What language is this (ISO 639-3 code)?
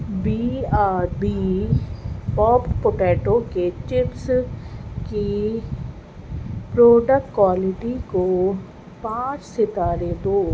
urd